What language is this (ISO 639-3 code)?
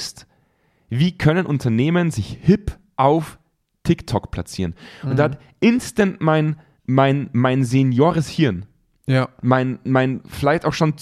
deu